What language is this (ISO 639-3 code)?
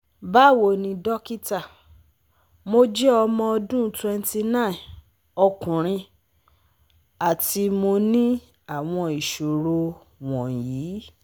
yor